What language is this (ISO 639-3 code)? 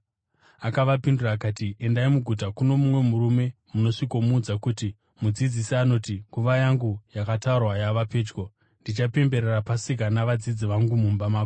sna